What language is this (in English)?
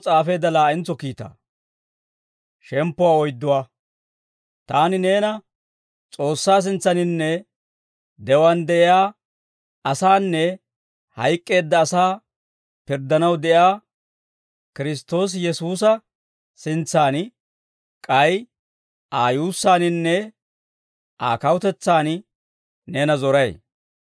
Dawro